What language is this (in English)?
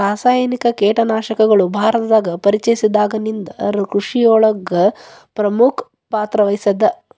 Kannada